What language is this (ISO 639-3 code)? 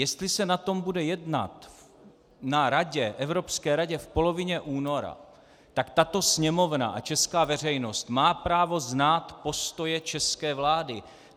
ces